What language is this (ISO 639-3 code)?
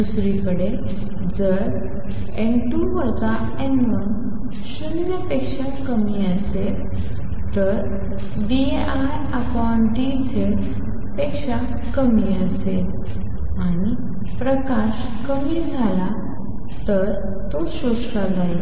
mar